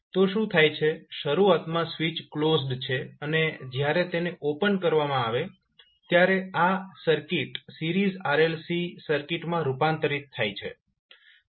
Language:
Gujarati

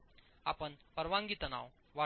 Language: Marathi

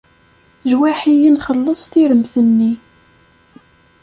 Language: Kabyle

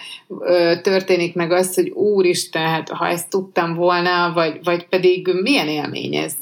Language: Hungarian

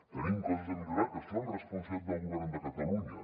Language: Catalan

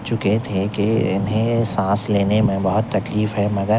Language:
Urdu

